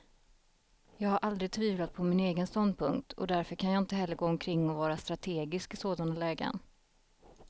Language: Swedish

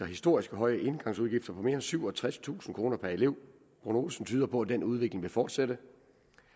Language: Danish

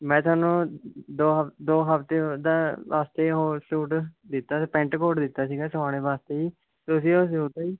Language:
Punjabi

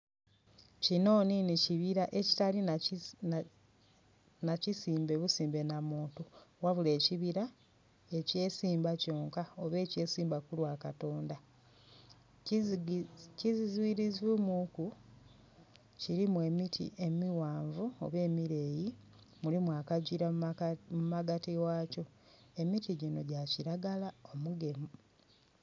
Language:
Soga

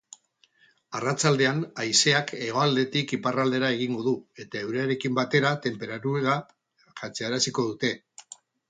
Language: Basque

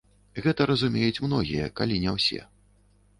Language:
Belarusian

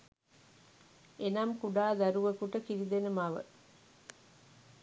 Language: Sinhala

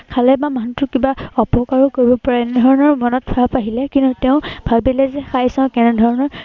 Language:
Assamese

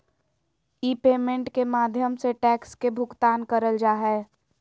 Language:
Magahi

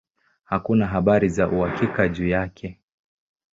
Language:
Swahili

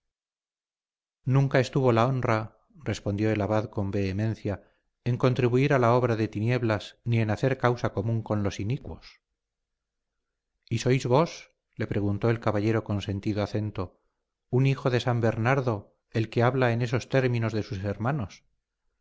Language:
Spanish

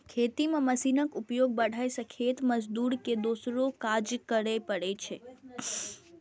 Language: Maithili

